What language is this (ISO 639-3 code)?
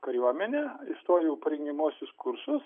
lit